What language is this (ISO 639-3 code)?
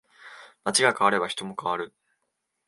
jpn